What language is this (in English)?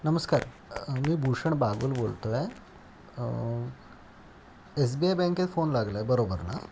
Marathi